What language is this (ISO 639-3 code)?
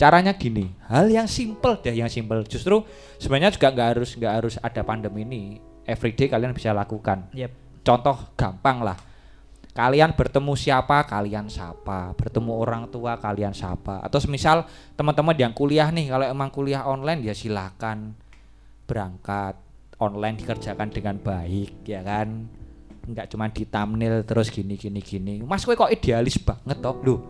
ind